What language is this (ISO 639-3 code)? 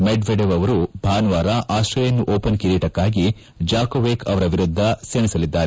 kan